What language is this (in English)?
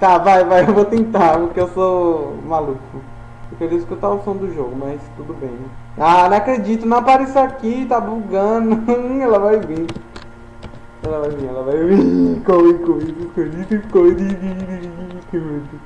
Portuguese